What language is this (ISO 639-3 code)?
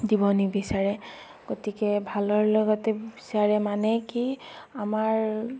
asm